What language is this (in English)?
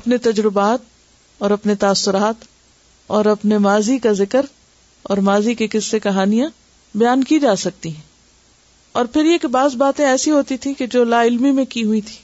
Urdu